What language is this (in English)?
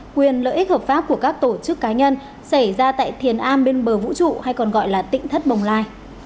Vietnamese